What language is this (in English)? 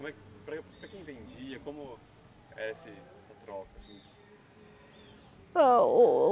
Portuguese